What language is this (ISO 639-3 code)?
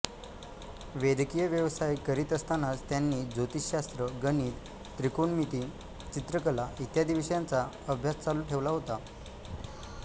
mar